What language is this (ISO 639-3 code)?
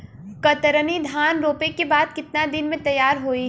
bho